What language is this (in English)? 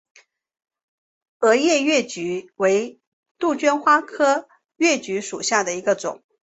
Chinese